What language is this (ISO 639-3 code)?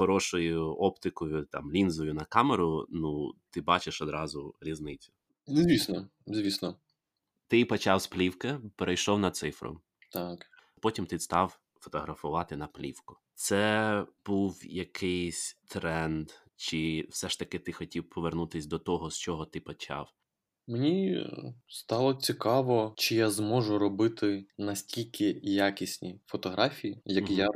ukr